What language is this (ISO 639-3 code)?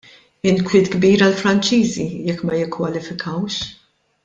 mlt